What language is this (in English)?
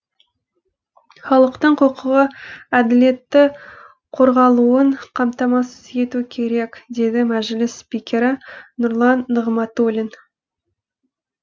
Kazakh